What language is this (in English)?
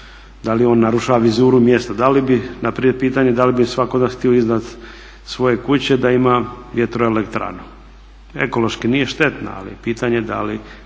Croatian